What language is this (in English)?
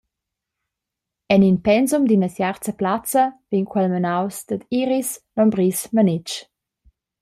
Romansh